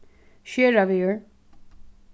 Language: Faroese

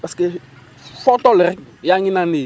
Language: Wolof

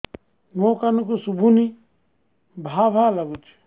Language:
Odia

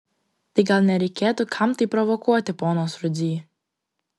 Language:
Lithuanian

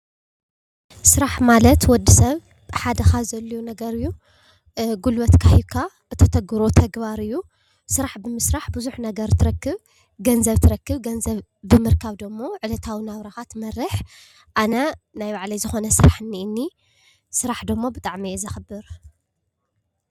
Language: Tigrinya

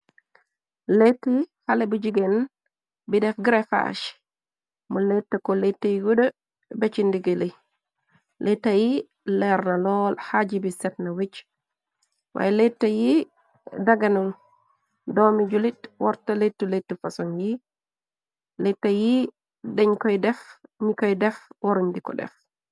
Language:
Wolof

